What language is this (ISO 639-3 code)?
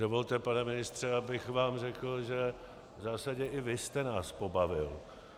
ces